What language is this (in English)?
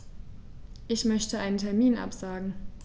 German